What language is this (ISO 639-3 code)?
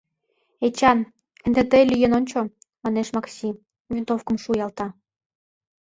chm